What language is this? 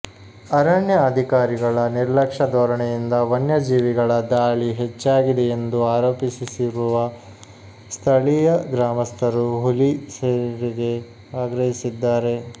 Kannada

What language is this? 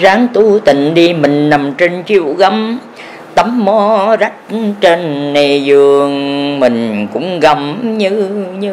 Vietnamese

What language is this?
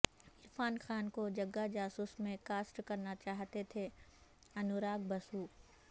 Urdu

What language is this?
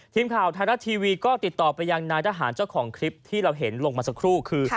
Thai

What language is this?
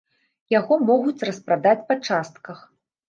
Belarusian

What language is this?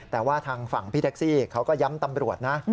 Thai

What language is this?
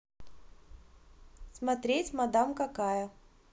Russian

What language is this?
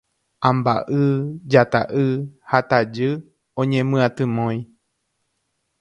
Guarani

